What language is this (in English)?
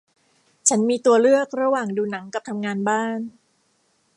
Thai